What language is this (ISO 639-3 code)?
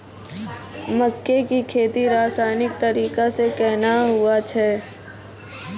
mai